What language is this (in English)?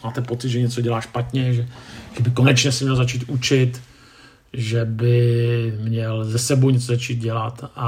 Czech